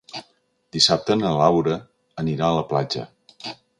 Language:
Catalan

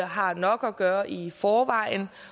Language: Danish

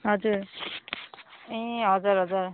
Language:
Nepali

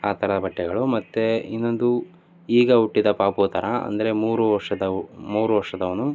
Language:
Kannada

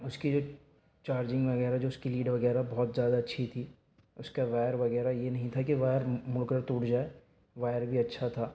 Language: Urdu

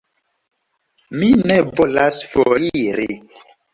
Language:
Esperanto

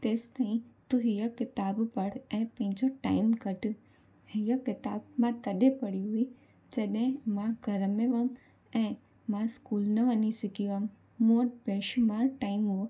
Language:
Sindhi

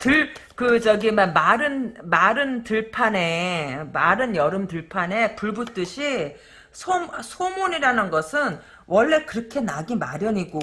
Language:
Korean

